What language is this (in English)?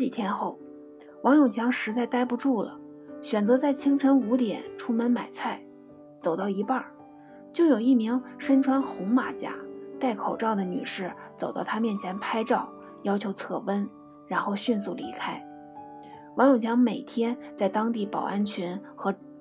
Chinese